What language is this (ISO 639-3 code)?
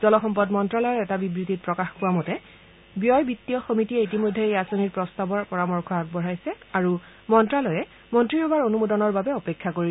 asm